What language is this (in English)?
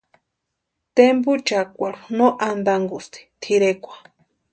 Western Highland Purepecha